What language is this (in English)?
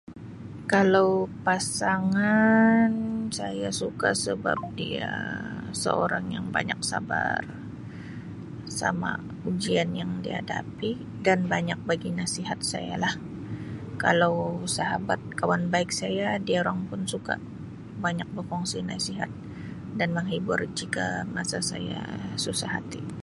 Sabah Malay